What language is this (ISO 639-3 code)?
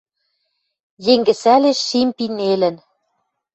mrj